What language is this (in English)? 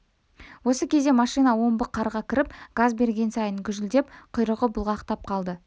Kazakh